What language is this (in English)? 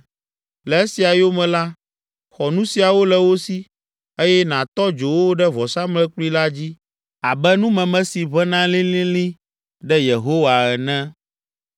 Ewe